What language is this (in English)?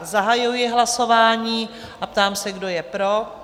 Czech